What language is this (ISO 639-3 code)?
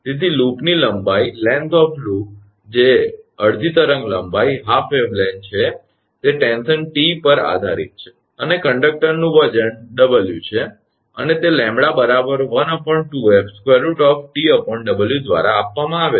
guj